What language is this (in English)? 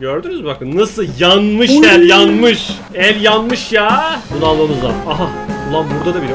Turkish